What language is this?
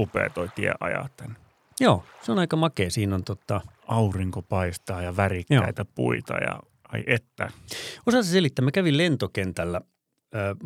Finnish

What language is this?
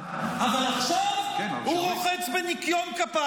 Hebrew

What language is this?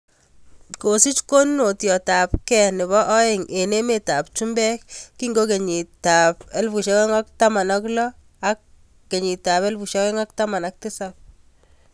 Kalenjin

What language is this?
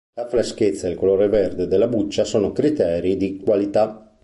Italian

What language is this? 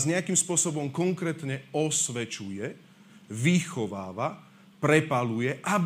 Slovak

